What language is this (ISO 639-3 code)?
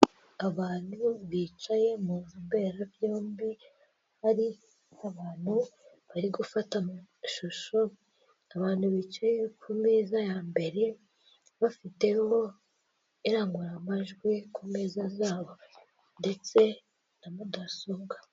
kin